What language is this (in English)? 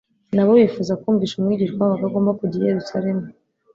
Kinyarwanda